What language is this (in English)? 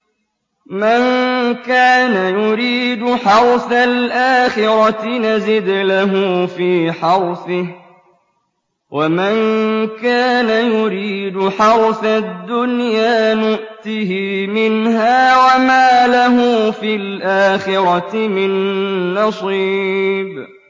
Arabic